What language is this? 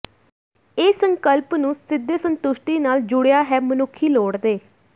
Punjabi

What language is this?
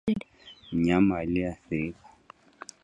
Swahili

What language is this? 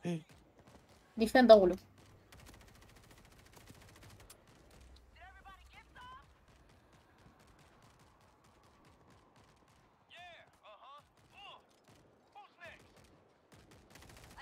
Romanian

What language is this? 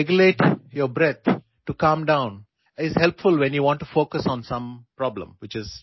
Malayalam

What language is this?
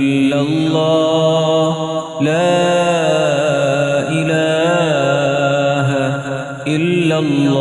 Arabic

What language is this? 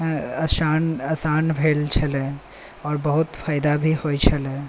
Maithili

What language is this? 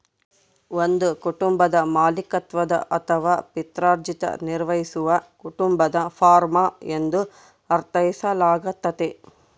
Kannada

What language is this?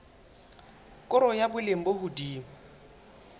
Southern Sotho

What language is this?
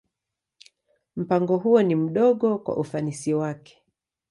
Swahili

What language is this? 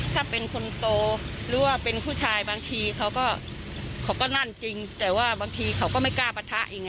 Thai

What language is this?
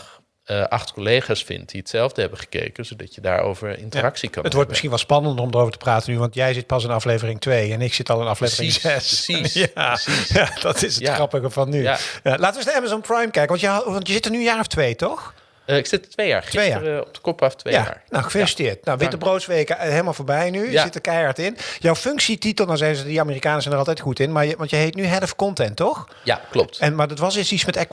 Dutch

